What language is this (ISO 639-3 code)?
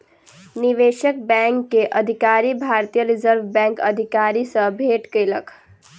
mai